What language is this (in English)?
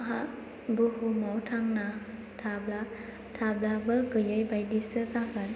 Bodo